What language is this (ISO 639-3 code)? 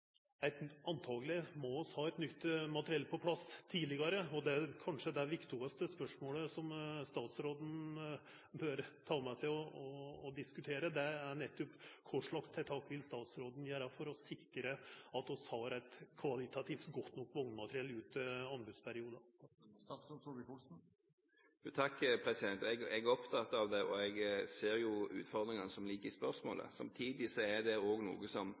nor